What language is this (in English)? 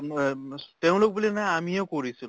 Assamese